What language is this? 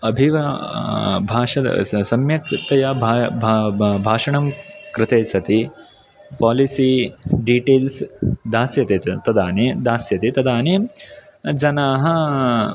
Sanskrit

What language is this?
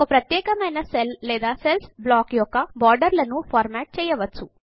Telugu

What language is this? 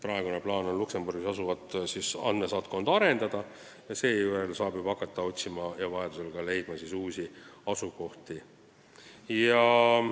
Estonian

